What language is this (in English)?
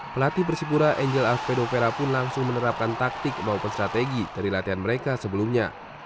Indonesian